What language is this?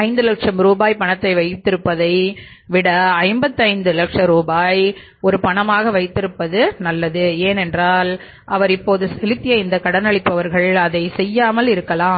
Tamil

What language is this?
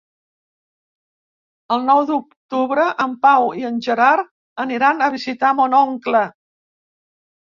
Catalan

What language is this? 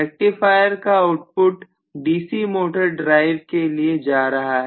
Hindi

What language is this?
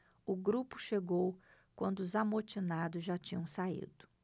Portuguese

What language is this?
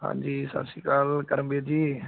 Punjabi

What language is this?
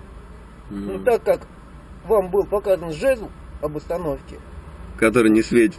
Russian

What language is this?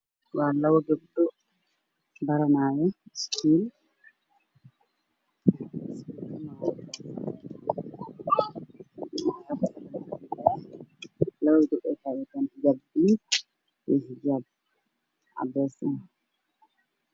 Somali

